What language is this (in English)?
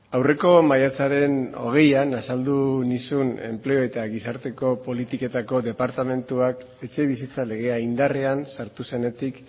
Basque